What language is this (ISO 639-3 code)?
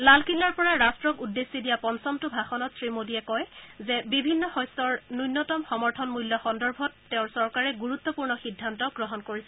asm